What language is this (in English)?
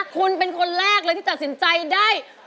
Thai